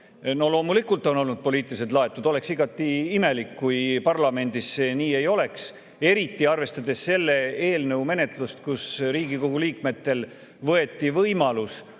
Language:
Estonian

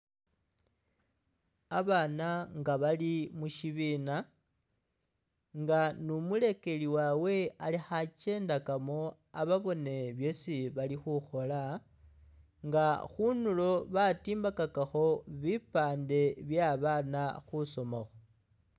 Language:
Masaaba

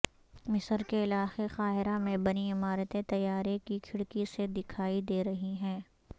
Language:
Urdu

